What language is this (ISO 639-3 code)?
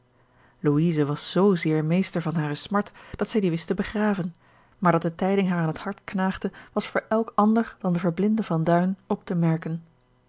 nld